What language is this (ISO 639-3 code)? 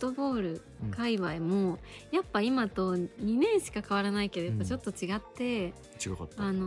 jpn